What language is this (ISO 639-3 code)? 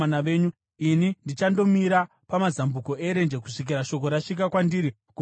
sna